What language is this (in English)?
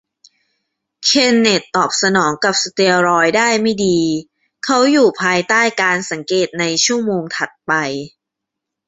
Thai